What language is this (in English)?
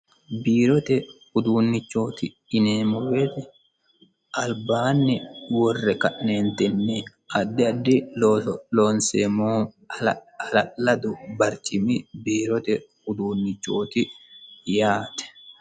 Sidamo